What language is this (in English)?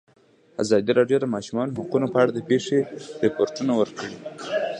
Pashto